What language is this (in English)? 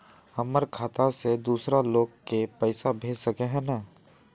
Magahi